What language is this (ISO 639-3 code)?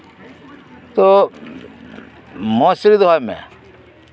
sat